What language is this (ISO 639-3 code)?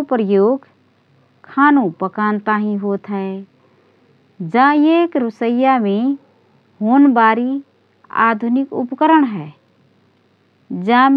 thr